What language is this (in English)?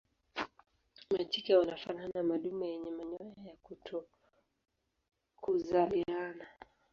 Swahili